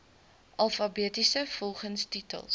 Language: Afrikaans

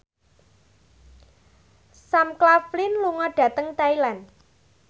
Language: Javanese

